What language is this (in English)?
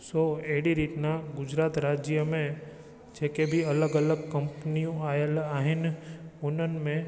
Sindhi